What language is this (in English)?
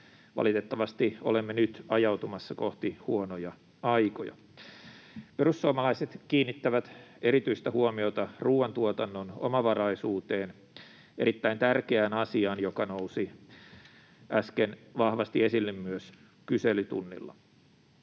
Finnish